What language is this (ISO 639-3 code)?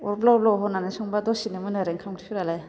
brx